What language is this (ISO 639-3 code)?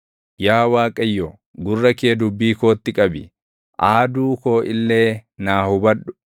orm